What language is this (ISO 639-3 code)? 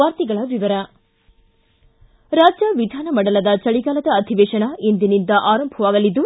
kan